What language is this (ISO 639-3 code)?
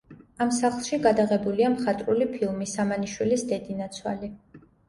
kat